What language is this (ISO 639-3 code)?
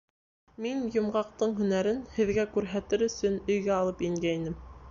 bak